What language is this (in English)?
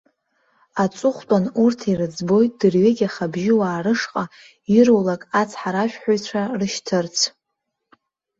Abkhazian